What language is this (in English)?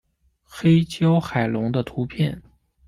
Chinese